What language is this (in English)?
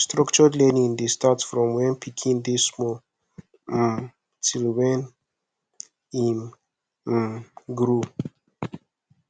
Nigerian Pidgin